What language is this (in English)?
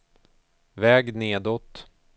Swedish